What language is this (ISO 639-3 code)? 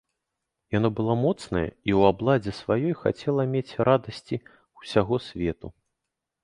bel